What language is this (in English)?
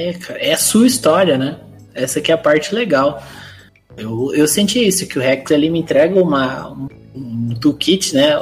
Portuguese